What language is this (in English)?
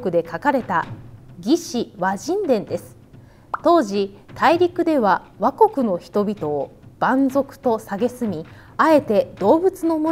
Japanese